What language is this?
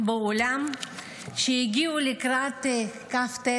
Hebrew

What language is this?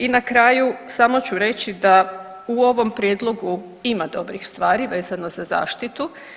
Croatian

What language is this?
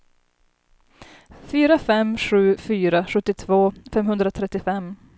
Swedish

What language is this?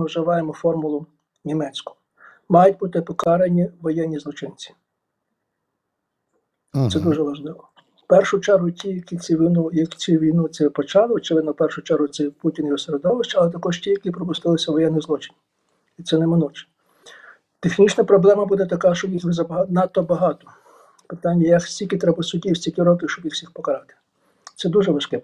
Ukrainian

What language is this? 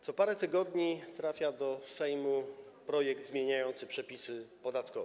Polish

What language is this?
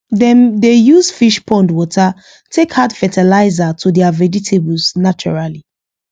Nigerian Pidgin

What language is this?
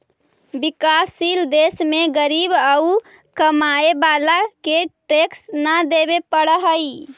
Magahi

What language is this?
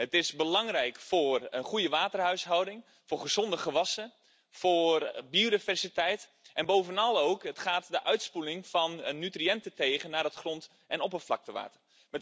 Dutch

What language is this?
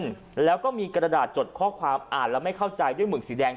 Thai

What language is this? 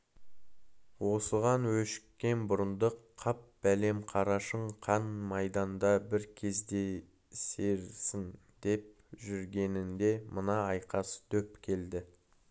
Kazakh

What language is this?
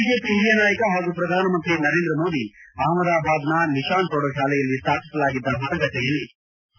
Kannada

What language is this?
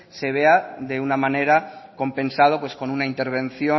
Spanish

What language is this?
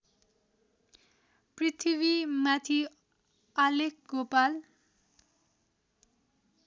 Nepali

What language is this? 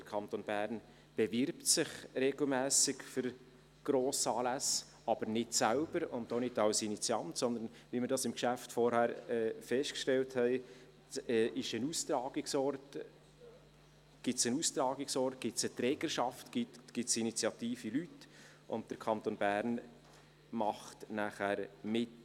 Swiss German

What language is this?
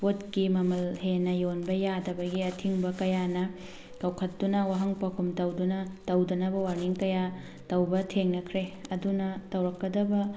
Manipuri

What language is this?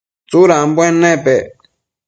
Matsés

